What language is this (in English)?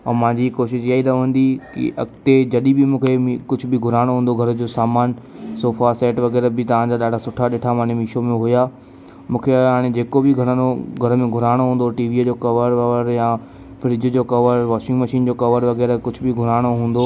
Sindhi